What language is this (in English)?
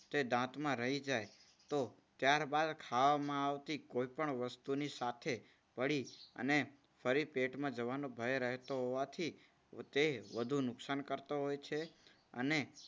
Gujarati